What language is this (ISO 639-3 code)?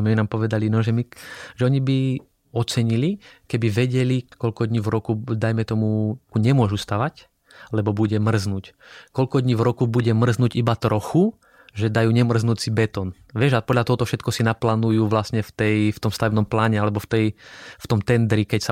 slk